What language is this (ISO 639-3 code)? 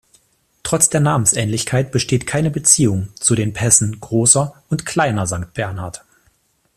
deu